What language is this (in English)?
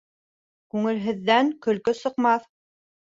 Bashkir